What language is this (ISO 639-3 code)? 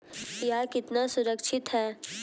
hin